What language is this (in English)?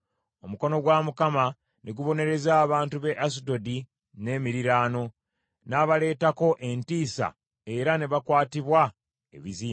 Ganda